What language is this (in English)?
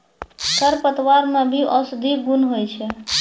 Maithili